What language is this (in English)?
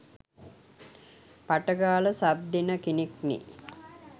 Sinhala